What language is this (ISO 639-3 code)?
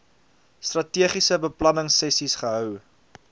afr